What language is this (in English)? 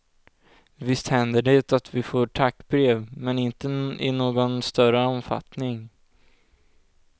Swedish